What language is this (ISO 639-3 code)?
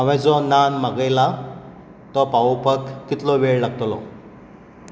kok